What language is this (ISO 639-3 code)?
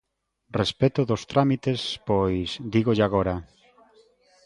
glg